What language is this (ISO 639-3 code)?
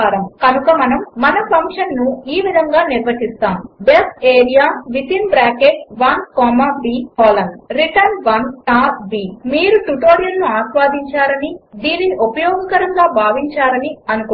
tel